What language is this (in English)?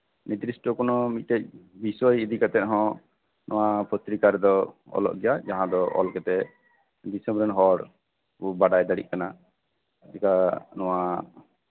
Santali